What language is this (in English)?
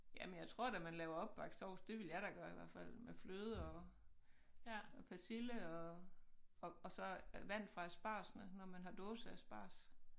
Danish